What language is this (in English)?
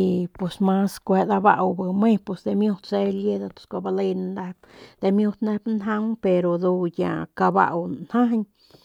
Northern Pame